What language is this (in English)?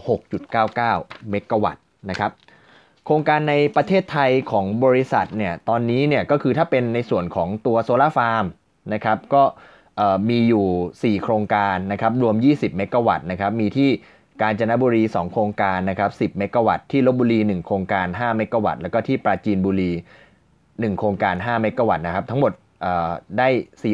Thai